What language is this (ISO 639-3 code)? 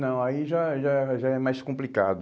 por